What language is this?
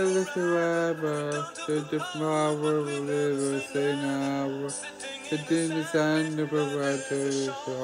English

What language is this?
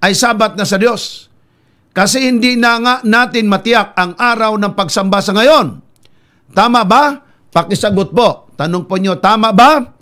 Filipino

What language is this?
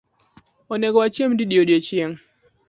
Luo (Kenya and Tanzania)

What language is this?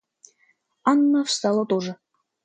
Russian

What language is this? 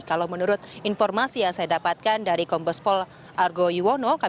Indonesian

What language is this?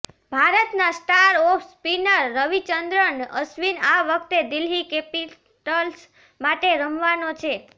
Gujarati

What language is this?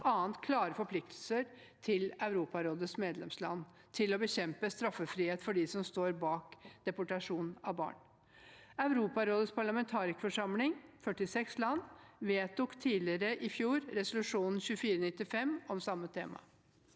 Norwegian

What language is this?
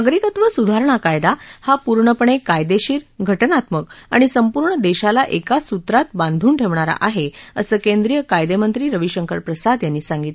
Marathi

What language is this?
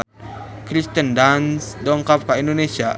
Sundanese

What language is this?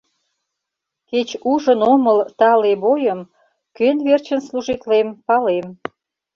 Mari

